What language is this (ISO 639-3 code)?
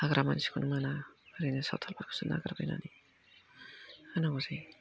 brx